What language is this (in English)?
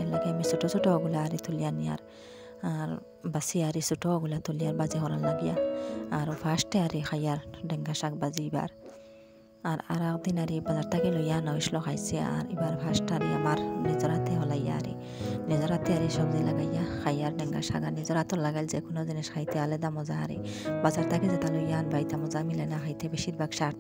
Arabic